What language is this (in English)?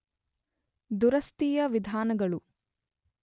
Kannada